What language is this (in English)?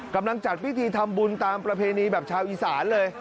Thai